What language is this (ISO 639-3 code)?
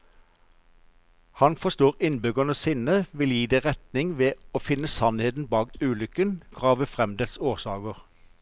nor